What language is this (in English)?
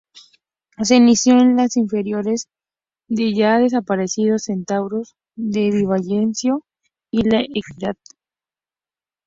Spanish